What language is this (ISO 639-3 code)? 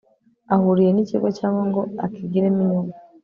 kin